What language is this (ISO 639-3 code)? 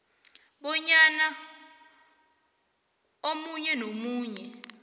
nbl